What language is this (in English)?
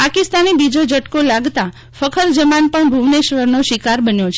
Gujarati